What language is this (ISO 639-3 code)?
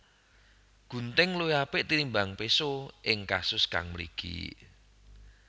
jav